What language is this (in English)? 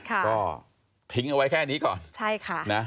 Thai